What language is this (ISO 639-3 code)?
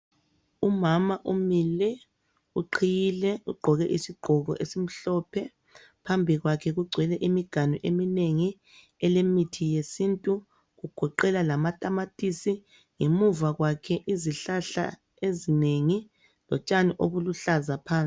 nde